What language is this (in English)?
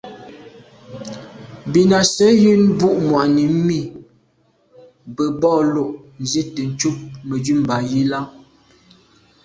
Medumba